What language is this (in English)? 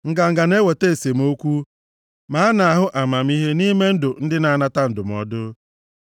Igbo